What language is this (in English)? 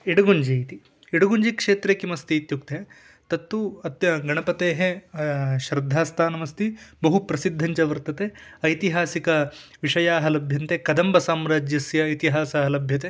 Sanskrit